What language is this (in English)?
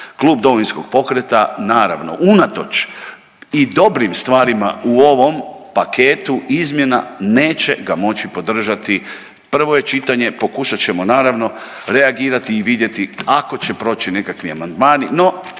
Croatian